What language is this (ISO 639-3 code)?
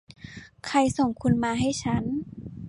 tha